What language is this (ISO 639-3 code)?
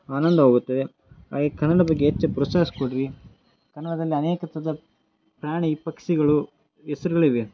kan